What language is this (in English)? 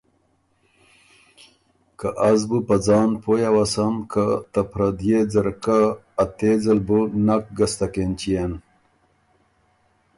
Ormuri